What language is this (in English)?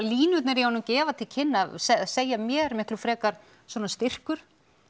Icelandic